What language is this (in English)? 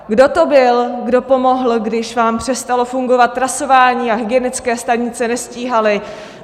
Czech